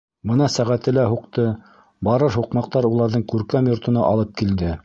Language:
Bashkir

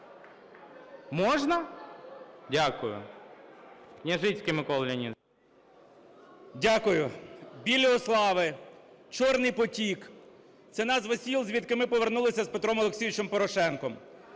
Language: Ukrainian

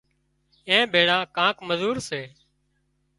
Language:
Wadiyara Koli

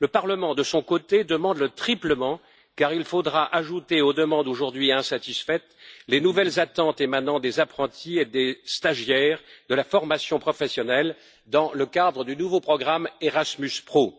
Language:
French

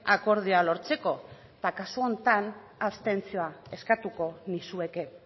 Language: Basque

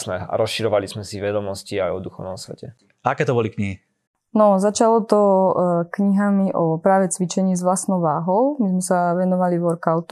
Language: Slovak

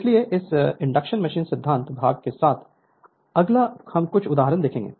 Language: Hindi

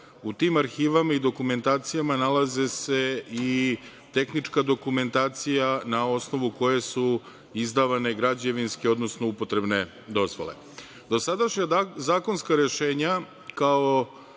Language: Serbian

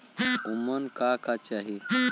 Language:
Bhojpuri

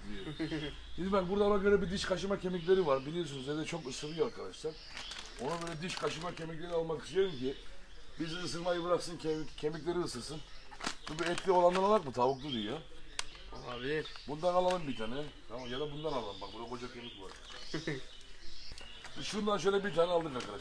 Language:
Turkish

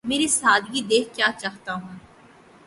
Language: Urdu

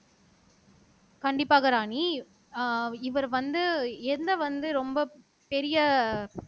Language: Tamil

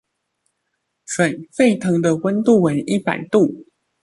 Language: Chinese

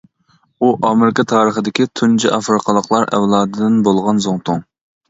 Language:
Uyghur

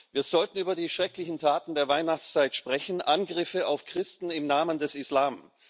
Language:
German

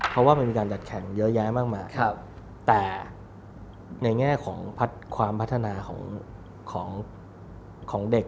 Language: Thai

